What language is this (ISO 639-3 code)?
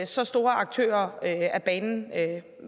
dan